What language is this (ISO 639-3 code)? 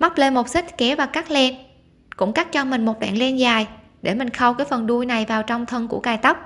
vie